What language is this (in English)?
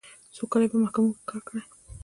Pashto